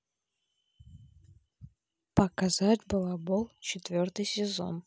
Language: Russian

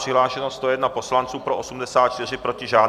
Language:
Czech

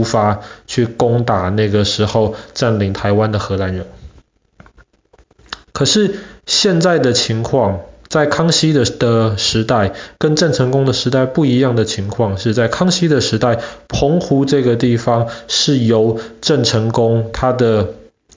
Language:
Chinese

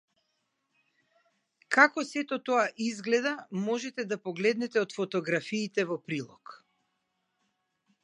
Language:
Macedonian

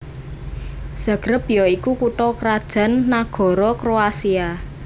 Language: Javanese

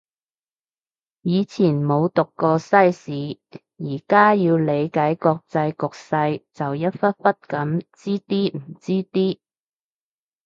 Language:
Cantonese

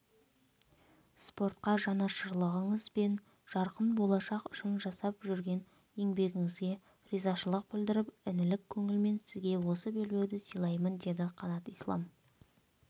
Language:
Kazakh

